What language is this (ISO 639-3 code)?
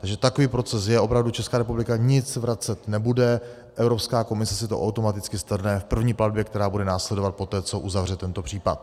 ces